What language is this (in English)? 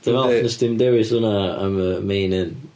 Welsh